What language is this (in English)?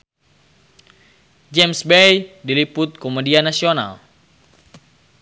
Sundanese